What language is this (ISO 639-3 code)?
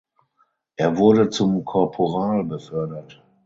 deu